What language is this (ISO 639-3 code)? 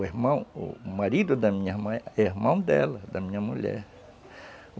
por